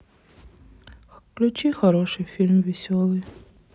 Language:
Russian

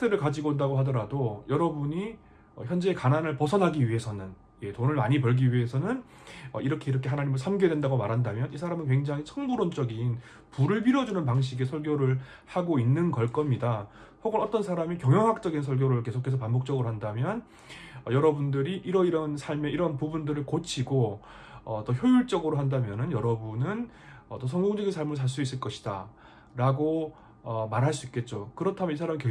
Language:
Korean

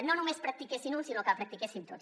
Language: Catalan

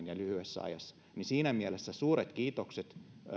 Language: Finnish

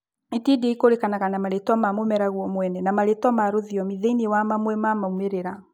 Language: Kikuyu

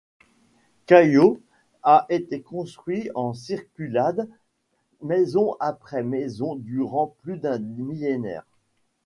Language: French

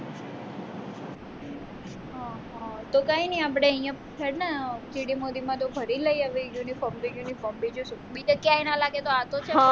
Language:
Gujarati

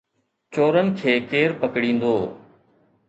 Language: Sindhi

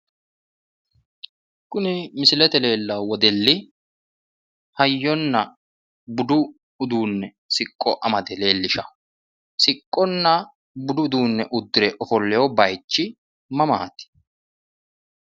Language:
Sidamo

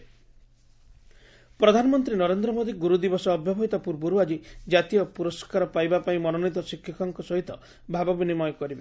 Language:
Odia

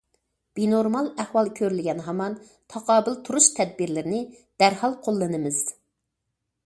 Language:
Uyghur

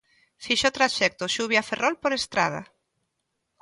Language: Galician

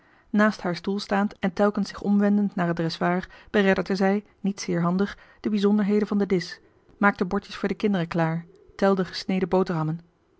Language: Dutch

